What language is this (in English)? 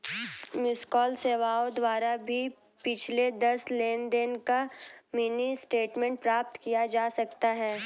Hindi